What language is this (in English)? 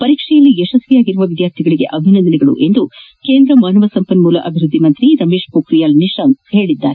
Kannada